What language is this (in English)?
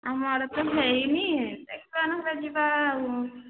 Odia